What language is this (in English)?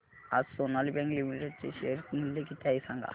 Marathi